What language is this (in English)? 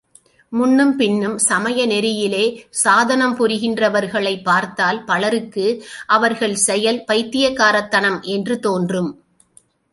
Tamil